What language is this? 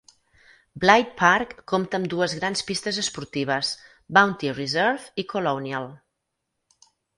Catalan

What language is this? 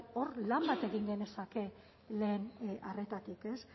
Basque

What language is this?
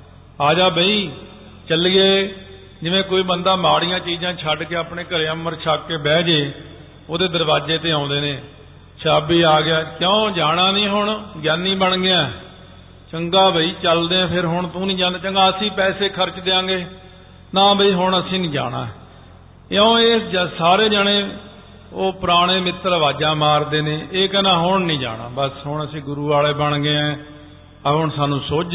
Punjabi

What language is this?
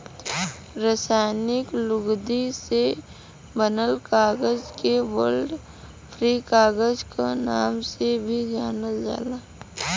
Bhojpuri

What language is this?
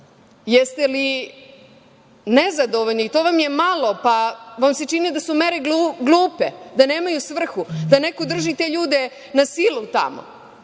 Serbian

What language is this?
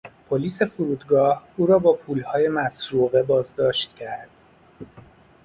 Persian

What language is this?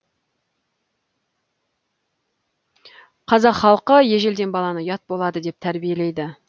Kazakh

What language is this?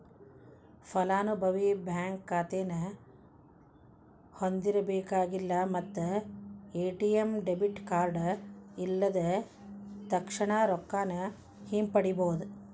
Kannada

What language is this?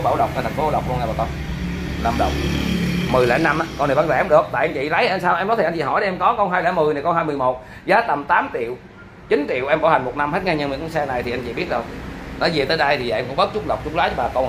Vietnamese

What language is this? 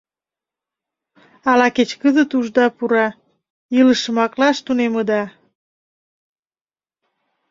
Mari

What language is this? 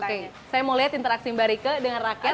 Indonesian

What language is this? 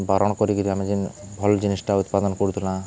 Odia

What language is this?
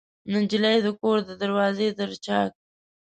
Pashto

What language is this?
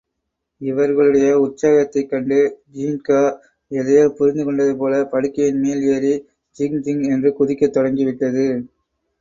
Tamil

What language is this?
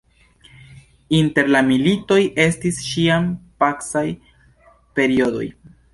Esperanto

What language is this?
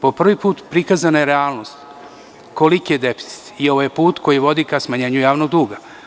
Serbian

